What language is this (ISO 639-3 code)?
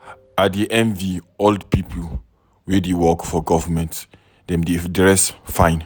pcm